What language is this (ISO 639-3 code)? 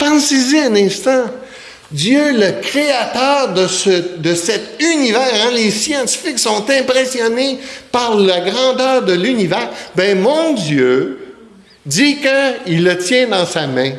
fra